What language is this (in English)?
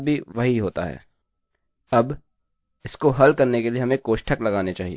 Hindi